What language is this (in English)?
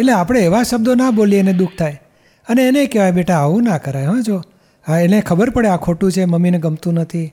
Gujarati